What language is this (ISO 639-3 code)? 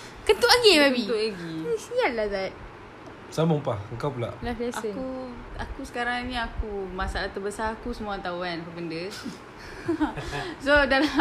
msa